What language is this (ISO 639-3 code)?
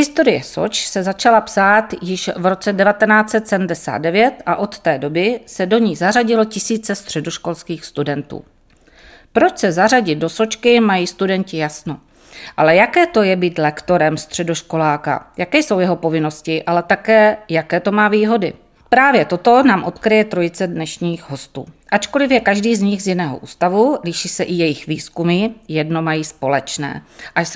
ces